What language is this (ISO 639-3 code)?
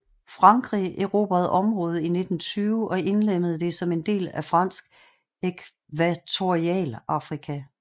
dan